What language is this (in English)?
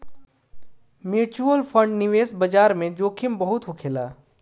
Bhojpuri